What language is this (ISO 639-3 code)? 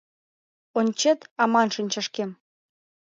chm